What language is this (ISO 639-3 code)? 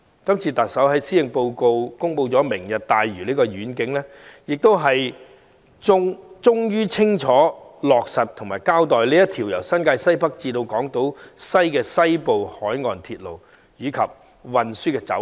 yue